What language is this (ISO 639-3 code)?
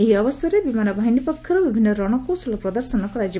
ori